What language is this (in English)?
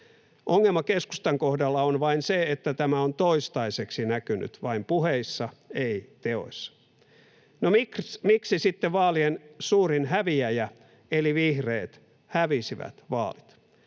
Finnish